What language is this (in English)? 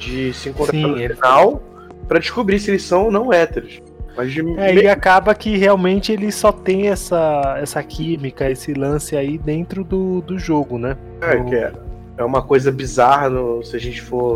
Portuguese